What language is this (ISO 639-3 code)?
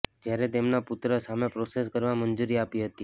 guj